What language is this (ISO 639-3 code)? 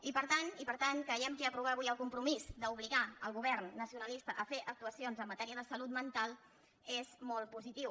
cat